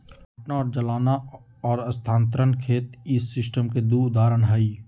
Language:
Magahi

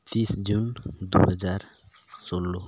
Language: Santali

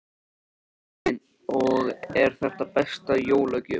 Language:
Icelandic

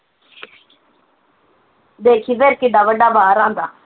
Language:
Punjabi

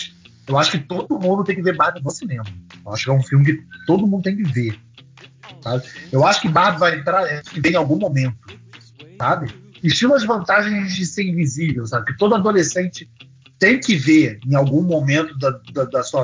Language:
Portuguese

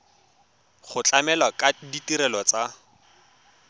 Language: Tswana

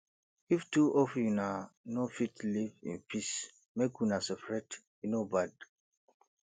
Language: Nigerian Pidgin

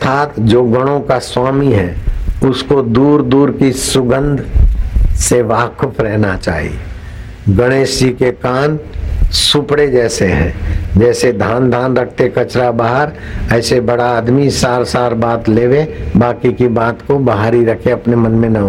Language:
Hindi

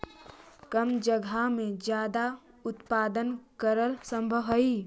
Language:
Magahi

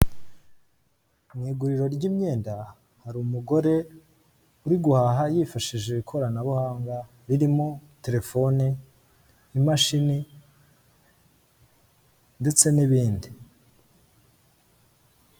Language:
Kinyarwanda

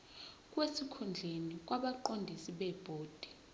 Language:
Zulu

